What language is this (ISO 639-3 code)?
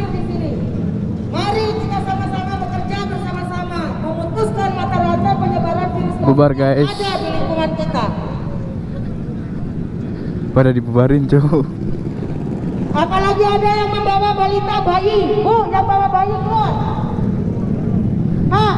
ind